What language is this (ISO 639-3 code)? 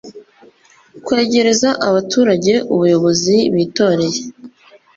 kin